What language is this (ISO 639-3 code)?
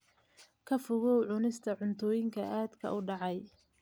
som